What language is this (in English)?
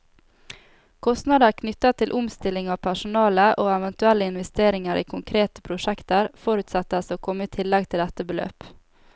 Norwegian